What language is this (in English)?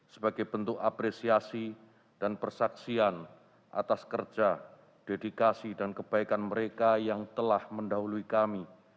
Indonesian